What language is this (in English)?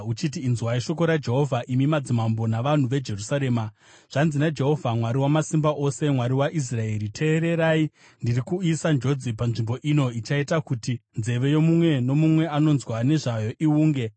Shona